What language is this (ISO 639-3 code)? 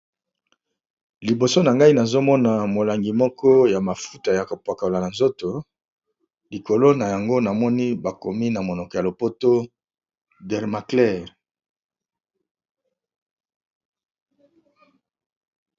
lin